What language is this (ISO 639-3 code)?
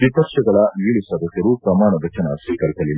kan